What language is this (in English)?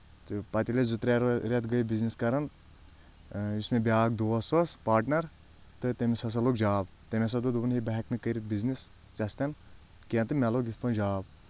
Kashmiri